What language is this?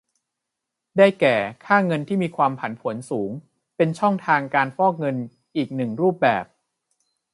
Thai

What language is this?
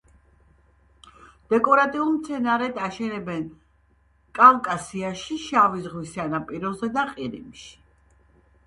Georgian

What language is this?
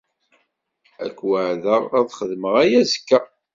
Kabyle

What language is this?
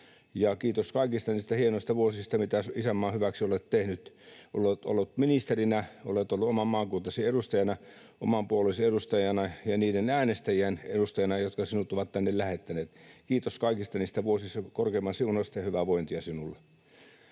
Finnish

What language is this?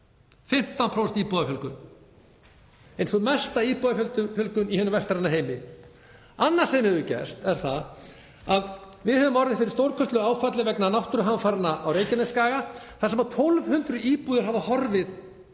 Icelandic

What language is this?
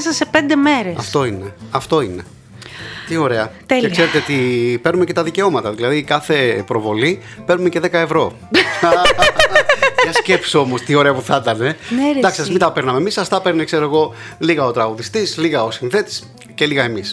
Greek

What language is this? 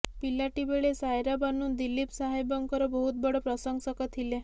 Odia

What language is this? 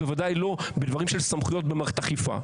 Hebrew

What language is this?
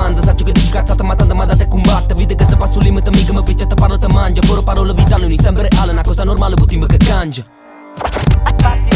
Italian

